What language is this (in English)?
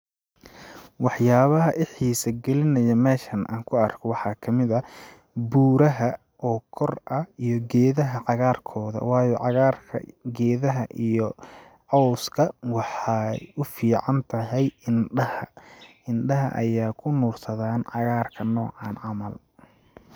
Somali